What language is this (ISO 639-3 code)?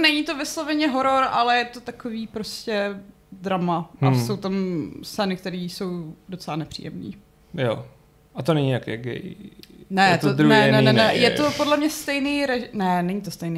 ces